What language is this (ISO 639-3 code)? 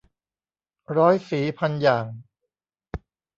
tha